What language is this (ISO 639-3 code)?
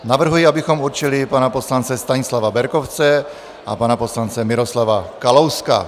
ces